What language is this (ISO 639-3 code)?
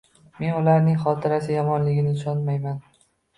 uzb